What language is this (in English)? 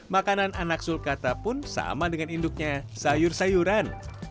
Indonesian